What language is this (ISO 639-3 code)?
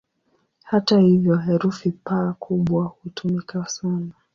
swa